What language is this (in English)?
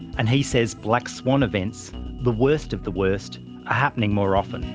English